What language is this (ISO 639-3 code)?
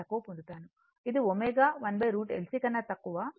tel